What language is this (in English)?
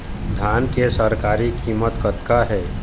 Chhattisgarhi